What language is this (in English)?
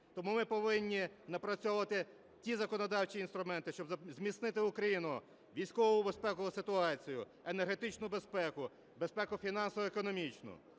Ukrainian